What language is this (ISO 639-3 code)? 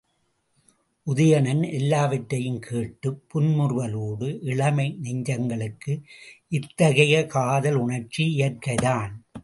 tam